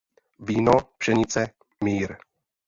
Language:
Czech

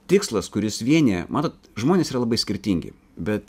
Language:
Lithuanian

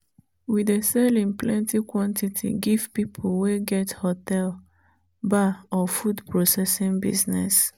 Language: Nigerian Pidgin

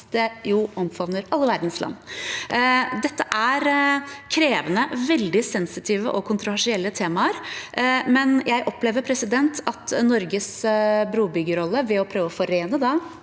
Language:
Norwegian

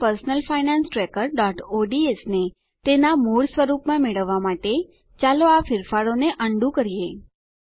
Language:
Gujarati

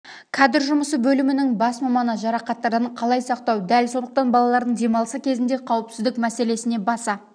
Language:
Kazakh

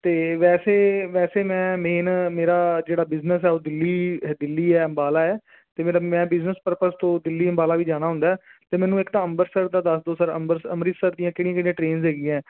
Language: Punjabi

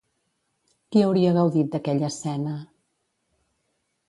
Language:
Catalan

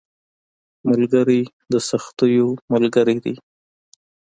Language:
Pashto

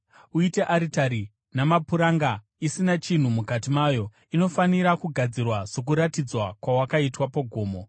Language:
Shona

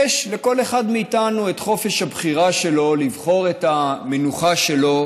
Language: Hebrew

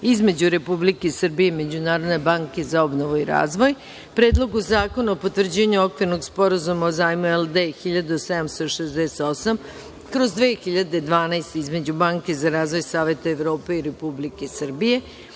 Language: Serbian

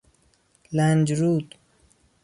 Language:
Persian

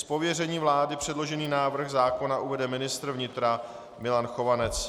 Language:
Czech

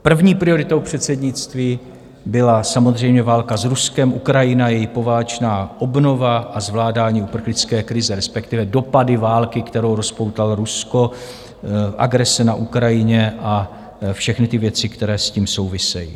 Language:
Czech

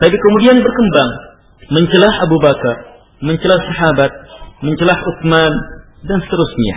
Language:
Malay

